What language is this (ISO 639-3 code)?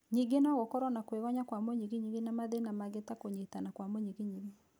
kik